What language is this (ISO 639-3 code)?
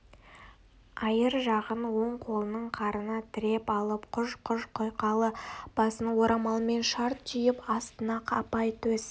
kaz